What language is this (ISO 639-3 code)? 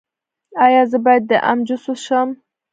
pus